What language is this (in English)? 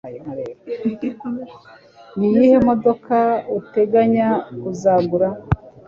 Kinyarwanda